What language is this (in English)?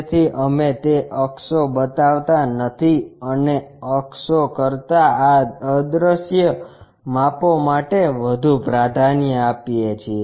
Gujarati